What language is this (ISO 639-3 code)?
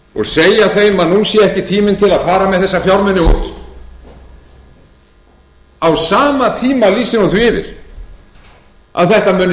isl